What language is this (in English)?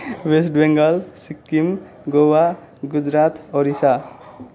Nepali